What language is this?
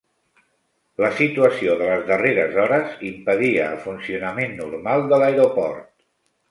Catalan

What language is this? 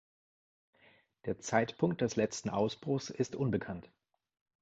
German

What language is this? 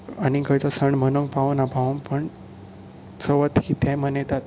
Konkani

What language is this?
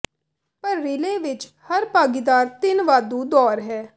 Punjabi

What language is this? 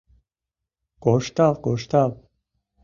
Mari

